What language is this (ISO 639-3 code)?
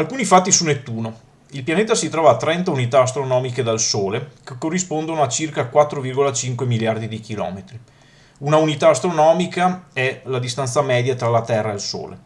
ita